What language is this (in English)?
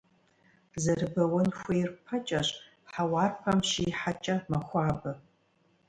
Kabardian